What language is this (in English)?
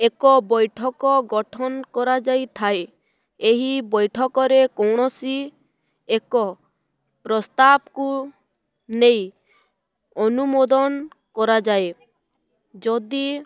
Odia